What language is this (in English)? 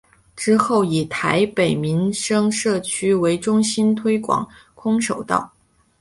Chinese